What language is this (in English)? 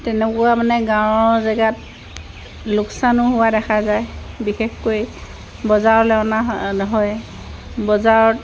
Assamese